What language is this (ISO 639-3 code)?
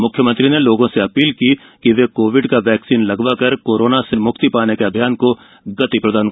hin